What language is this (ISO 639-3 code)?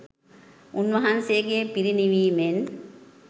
sin